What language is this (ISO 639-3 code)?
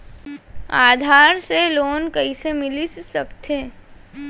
hne